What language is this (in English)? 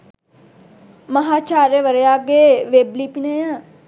Sinhala